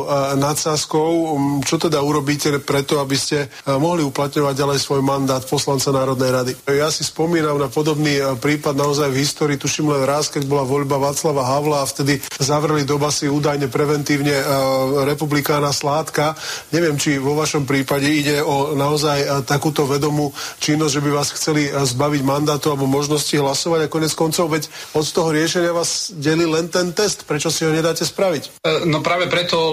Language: Slovak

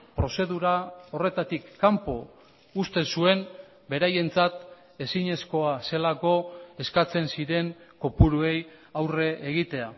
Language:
Basque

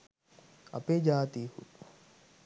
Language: Sinhala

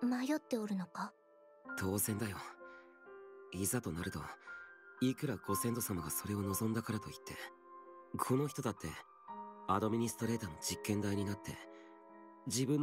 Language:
Japanese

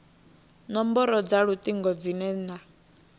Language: Venda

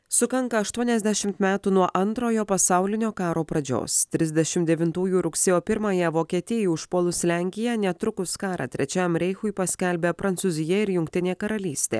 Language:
Lithuanian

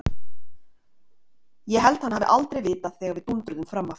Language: Icelandic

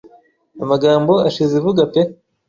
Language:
Kinyarwanda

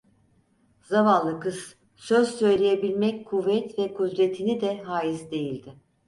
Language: Turkish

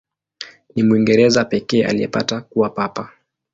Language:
Swahili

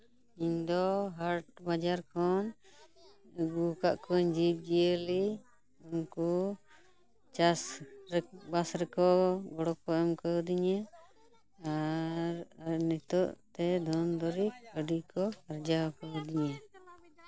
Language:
Santali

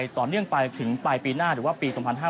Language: Thai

